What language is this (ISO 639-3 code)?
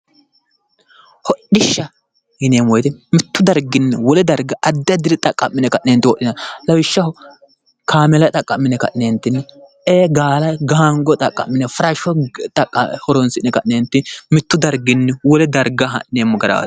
sid